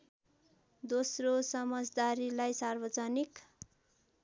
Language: Nepali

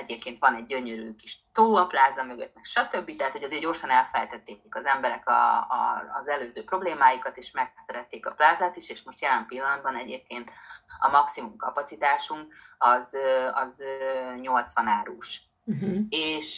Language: Hungarian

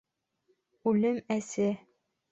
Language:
Bashkir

